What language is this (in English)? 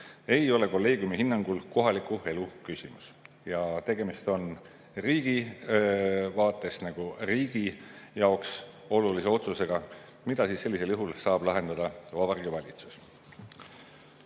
Estonian